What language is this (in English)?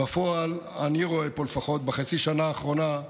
Hebrew